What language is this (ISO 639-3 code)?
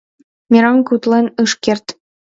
chm